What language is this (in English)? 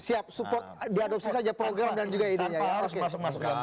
Indonesian